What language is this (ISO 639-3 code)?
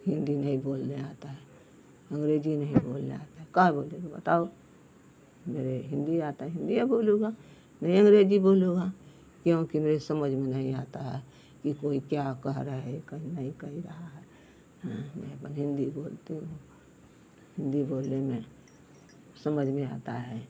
hin